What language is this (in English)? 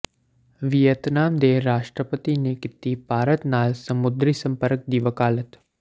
Punjabi